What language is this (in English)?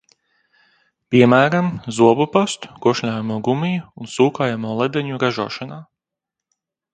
Latvian